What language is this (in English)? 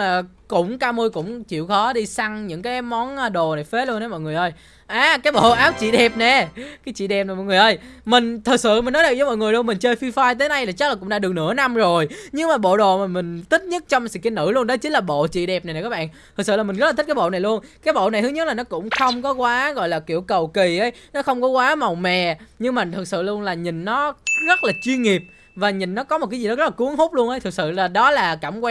Vietnamese